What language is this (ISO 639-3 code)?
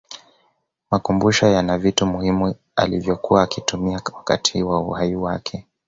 swa